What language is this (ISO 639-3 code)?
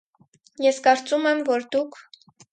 hye